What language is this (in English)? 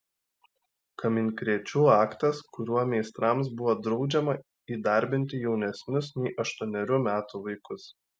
Lithuanian